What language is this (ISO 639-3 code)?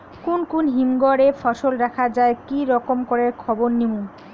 ben